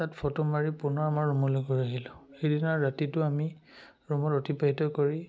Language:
Assamese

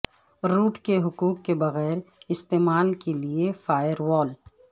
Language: Urdu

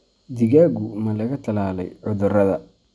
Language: Somali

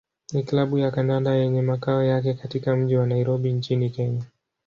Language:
Swahili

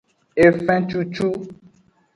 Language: Aja (Benin)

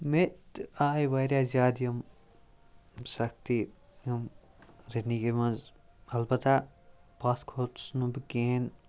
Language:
Kashmiri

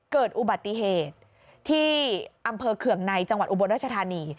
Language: Thai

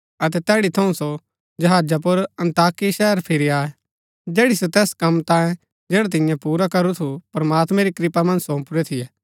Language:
Gaddi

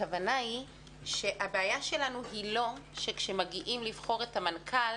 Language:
Hebrew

